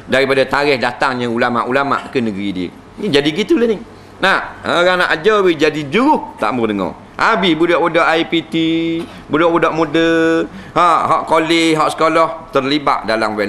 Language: Malay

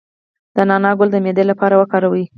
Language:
Pashto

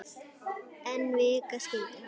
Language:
Icelandic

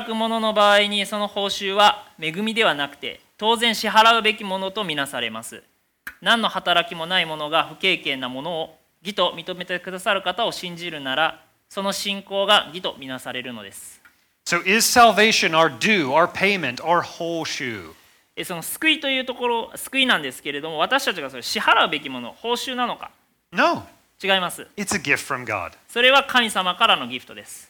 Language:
Japanese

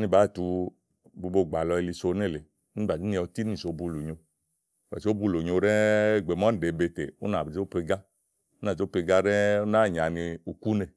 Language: Igo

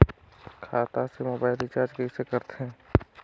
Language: Chhattisgarhi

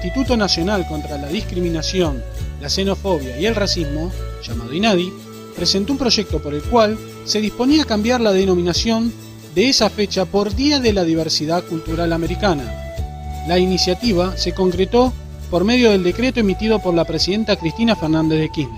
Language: Spanish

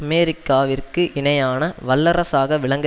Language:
Tamil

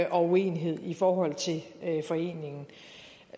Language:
Danish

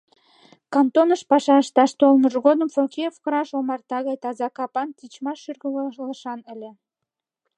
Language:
Mari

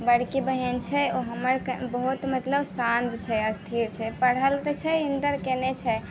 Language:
Maithili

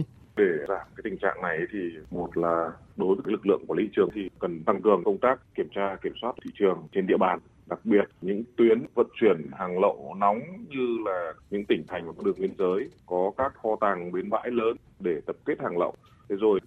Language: Vietnamese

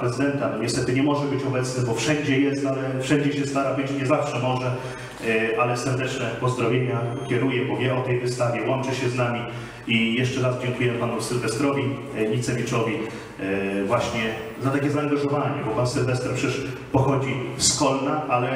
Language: Polish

